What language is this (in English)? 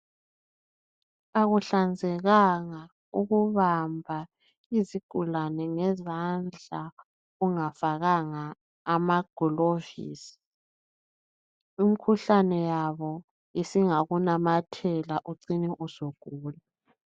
North Ndebele